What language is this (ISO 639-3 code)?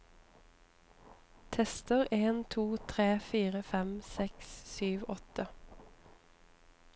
nor